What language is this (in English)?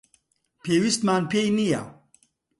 Central Kurdish